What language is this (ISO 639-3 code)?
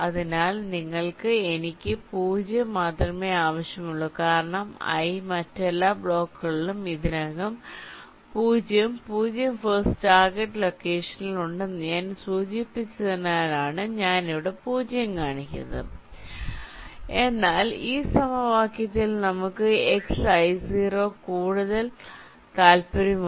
mal